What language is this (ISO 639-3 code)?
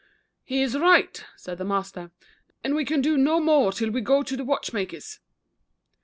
eng